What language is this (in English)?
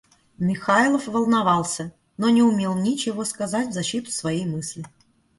Russian